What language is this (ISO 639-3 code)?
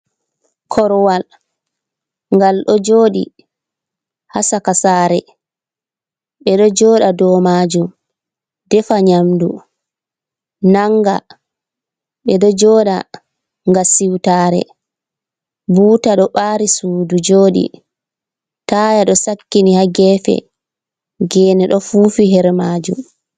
ful